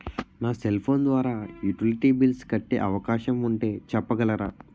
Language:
Telugu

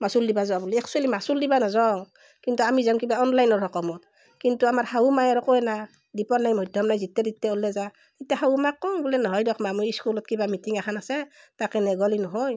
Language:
Assamese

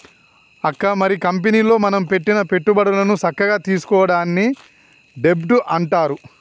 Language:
Telugu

